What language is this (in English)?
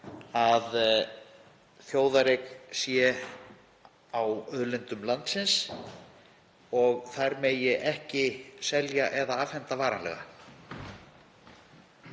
Icelandic